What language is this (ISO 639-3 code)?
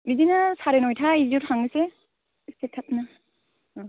brx